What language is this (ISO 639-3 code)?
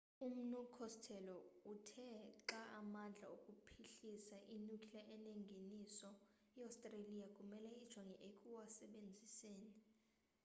xho